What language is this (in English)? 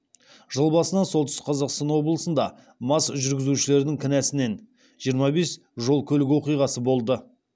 Kazakh